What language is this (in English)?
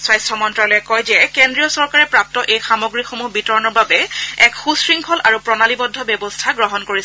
Assamese